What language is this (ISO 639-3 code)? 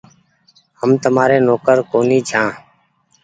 gig